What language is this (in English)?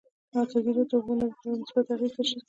Pashto